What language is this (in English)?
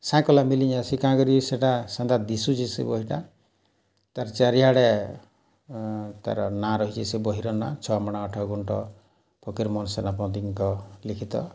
Odia